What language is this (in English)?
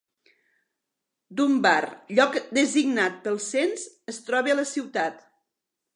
Catalan